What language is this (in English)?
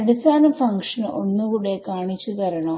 Malayalam